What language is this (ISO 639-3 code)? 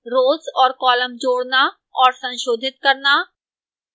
hin